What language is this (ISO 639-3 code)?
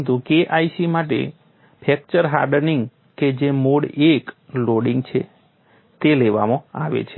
guj